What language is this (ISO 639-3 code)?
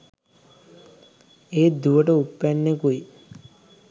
sin